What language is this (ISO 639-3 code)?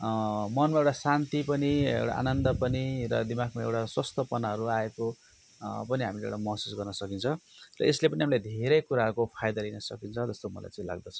nep